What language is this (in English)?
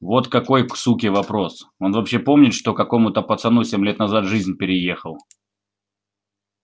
Russian